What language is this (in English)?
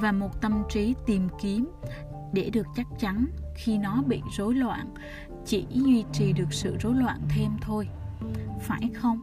Vietnamese